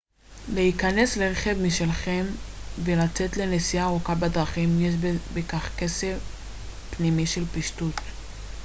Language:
Hebrew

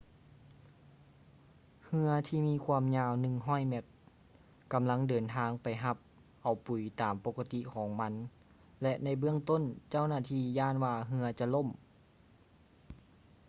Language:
Lao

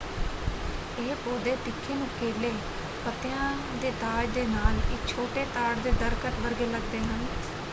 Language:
Punjabi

